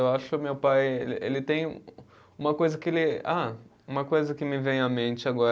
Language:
Portuguese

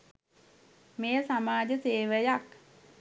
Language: Sinhala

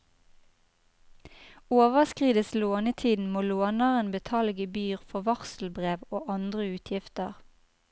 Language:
Norwegian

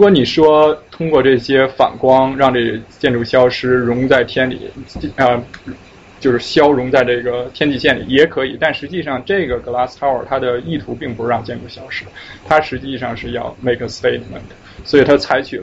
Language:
Chinese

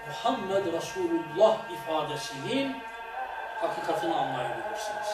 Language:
Turkish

